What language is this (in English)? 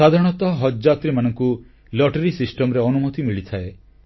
Odia